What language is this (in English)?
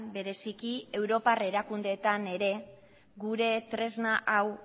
Basque